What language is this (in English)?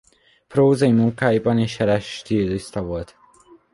Hungarian